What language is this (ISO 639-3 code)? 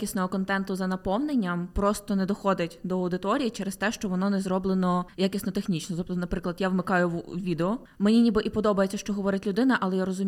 ukr